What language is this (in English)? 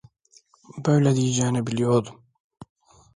Turkish